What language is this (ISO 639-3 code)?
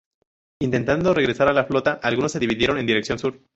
spa